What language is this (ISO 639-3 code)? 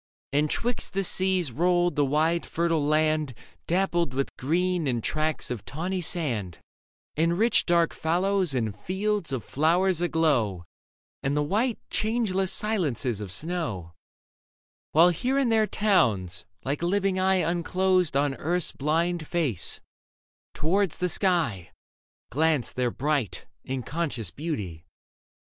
eng